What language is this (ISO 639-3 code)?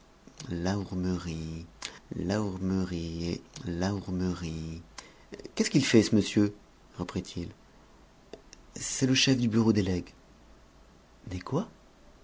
fra